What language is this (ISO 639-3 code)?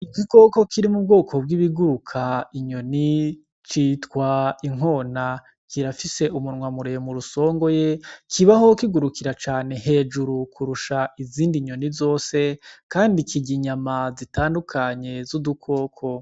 run